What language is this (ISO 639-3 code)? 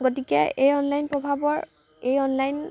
asm